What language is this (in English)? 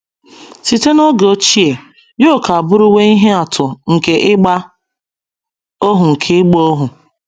Igbo